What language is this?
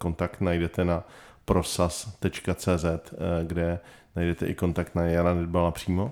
Czech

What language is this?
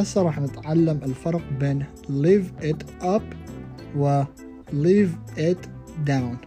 Arabic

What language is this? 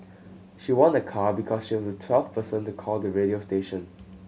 English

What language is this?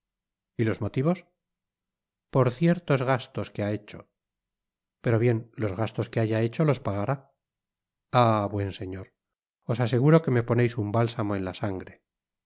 Spanish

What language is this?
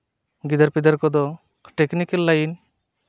Santali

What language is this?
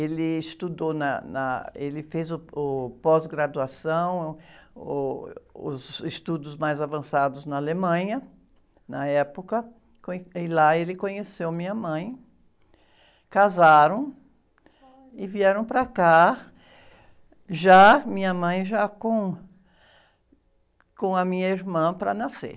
Portuguese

